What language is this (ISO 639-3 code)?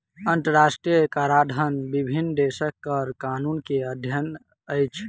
mai